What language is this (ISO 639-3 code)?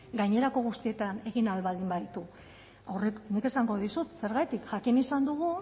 eus